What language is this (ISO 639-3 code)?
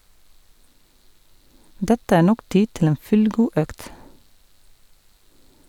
nor